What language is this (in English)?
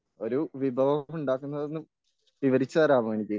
Malayalam